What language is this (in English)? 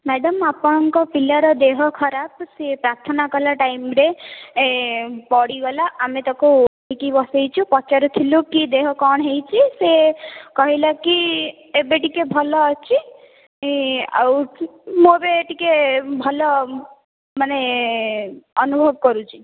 Odia